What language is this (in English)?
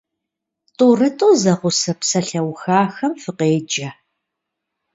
Kabardian